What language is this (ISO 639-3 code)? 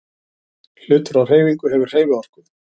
isl